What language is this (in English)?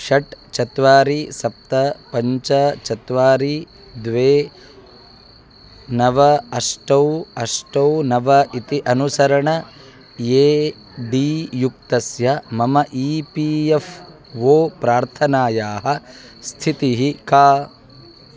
Sanskrit